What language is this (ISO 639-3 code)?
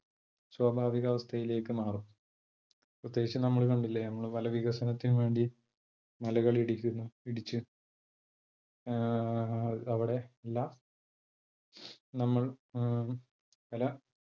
mal